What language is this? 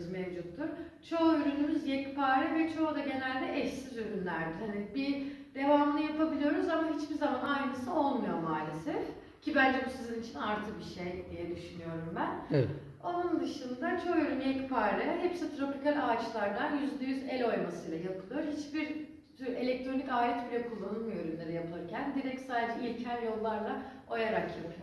Turkish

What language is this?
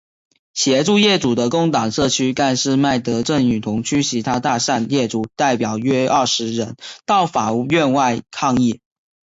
Chinese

